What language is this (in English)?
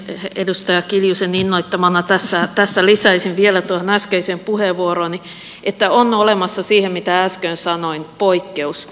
Finnish